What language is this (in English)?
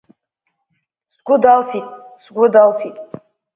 Abkhazian